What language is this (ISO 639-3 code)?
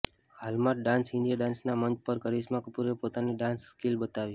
guj